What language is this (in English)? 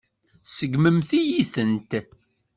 Kabyle